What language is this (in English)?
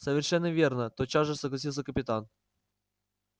Russian